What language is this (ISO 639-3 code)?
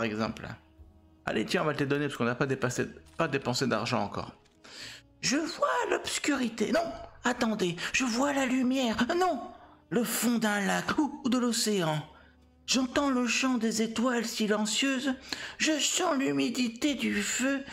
fra